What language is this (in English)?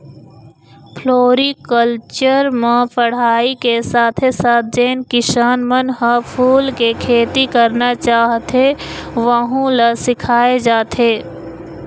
Chhattisgarhi